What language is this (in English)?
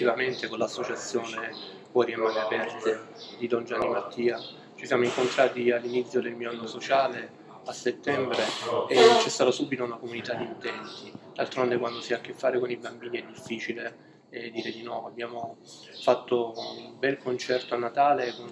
Italian